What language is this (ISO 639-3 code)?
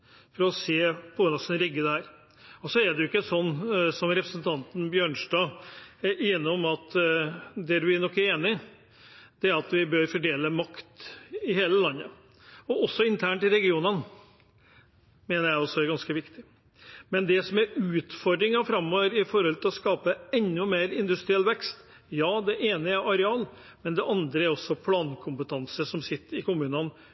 nob